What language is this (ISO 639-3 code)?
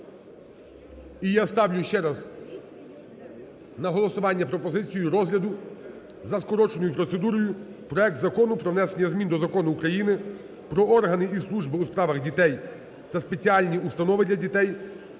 ukr